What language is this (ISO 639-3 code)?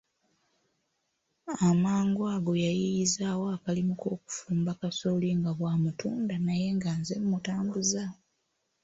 lug